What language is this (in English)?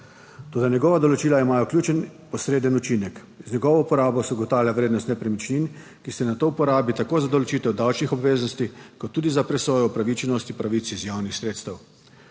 Slovenian